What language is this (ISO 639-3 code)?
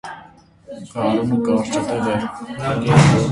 hye